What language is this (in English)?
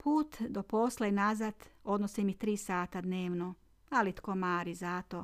Croatian